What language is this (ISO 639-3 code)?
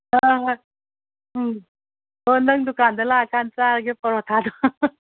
mni